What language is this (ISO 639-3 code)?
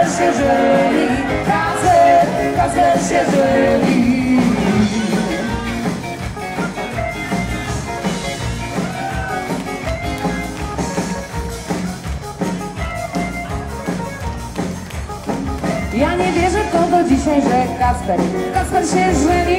pol